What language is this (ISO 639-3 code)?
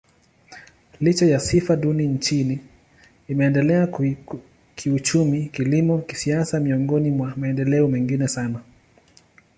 swa